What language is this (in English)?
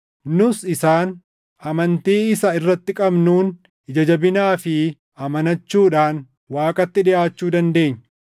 Oromo